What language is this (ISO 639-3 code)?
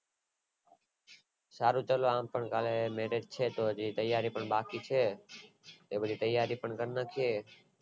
guj